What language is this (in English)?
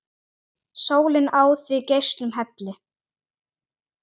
Icelandic